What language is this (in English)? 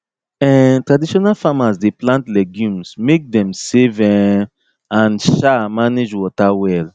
Nigerian Pidgin